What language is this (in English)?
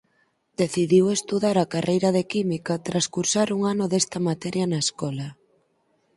Galician